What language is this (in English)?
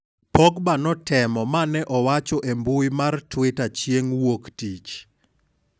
Luo (Kenya and Tanzania)